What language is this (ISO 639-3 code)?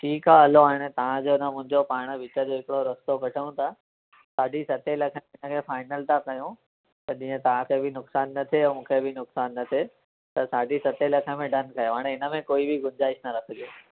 snd